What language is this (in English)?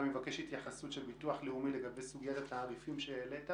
Hebrew